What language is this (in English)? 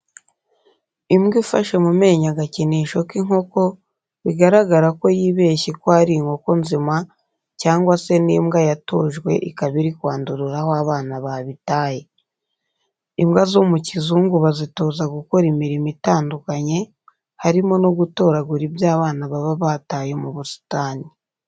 Kinyarwanda